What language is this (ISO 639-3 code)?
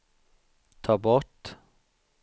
swe